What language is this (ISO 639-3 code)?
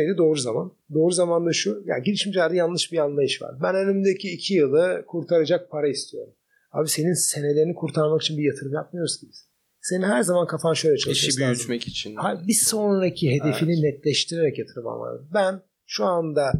tur